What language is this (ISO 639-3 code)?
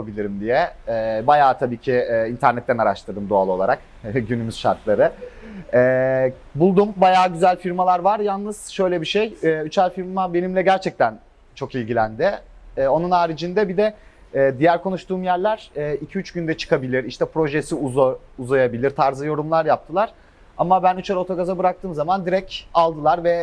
tur